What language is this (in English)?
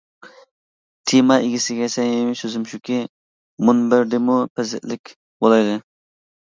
Uyghur